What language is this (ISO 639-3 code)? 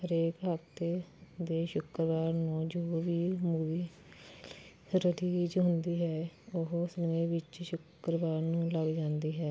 pan